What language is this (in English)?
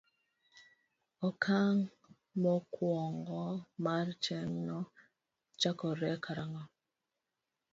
Luo (Kenya and Tanzania)